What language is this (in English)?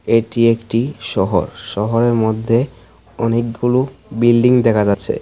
Bangla